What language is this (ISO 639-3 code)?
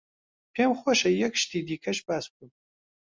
ckb